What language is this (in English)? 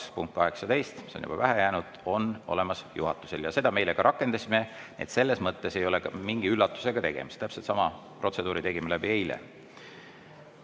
Estonian